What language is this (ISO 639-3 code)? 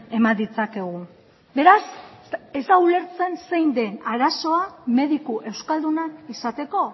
eus